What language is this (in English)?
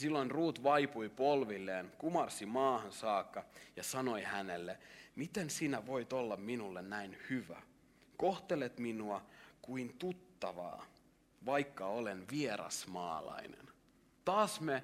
Finnish